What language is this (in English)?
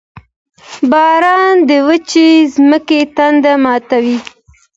Pashto